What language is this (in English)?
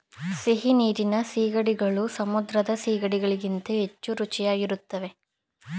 Kannada